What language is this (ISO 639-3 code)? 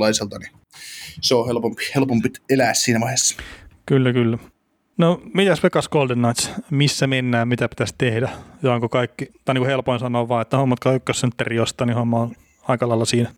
fin